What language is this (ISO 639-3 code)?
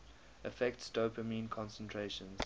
eng